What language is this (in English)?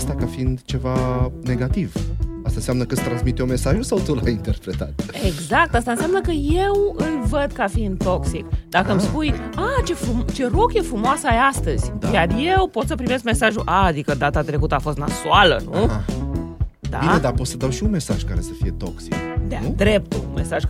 Romanian